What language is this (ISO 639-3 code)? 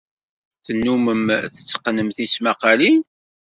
kab